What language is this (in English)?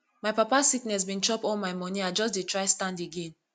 Nigerian Pidgin